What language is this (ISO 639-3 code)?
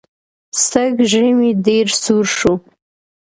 pus